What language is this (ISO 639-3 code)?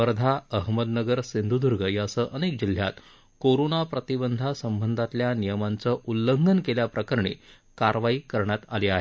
mar